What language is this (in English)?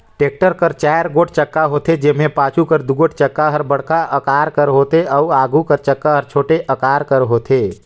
Chhattisgarhi